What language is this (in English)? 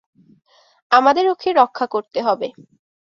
Bangla